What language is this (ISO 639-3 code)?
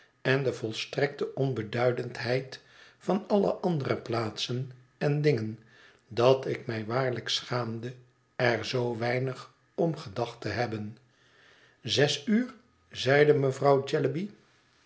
nld